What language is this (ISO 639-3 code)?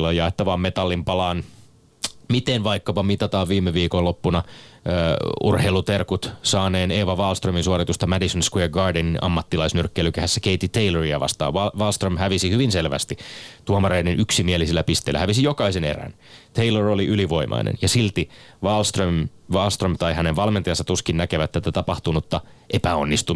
fin